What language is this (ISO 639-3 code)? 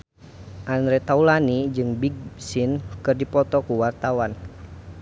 sun